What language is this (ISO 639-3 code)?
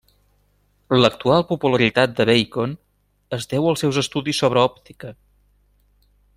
cat